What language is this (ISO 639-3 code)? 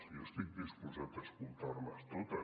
cat